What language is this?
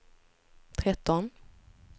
Swedish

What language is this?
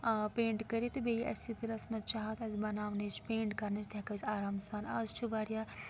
Kashmiri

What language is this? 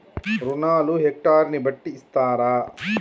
Telugu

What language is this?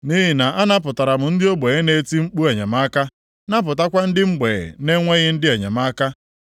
Igbo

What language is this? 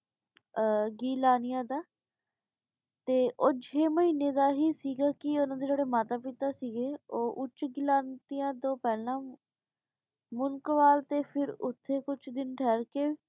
Punjabi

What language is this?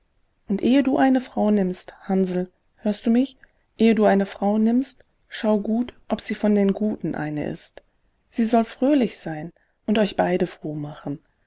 German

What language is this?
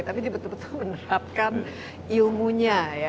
Indonesian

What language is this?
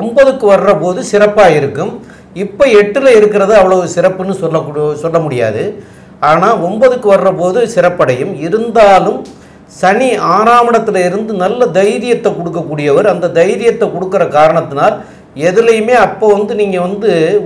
Indonesian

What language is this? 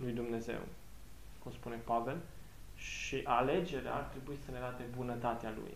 Romanian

